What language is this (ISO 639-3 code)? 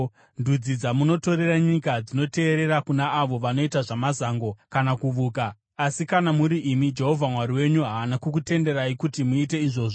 sna